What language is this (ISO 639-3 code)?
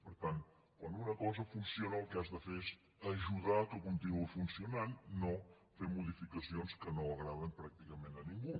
cat